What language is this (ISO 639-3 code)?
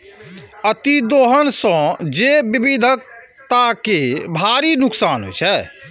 mai